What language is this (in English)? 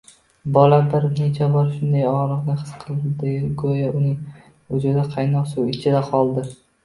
Uzbek